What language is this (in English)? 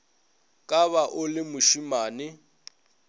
Northern Sotho